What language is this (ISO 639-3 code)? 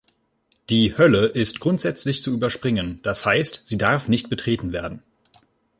deu